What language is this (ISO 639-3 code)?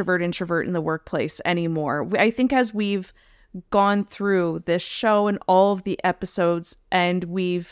eng